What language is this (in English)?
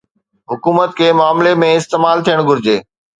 Sindhi